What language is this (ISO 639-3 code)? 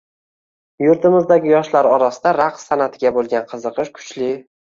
uzb